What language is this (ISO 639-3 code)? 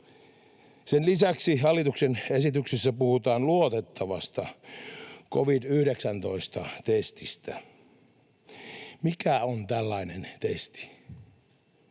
fin